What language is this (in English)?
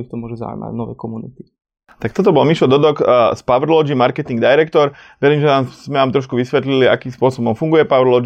Slovak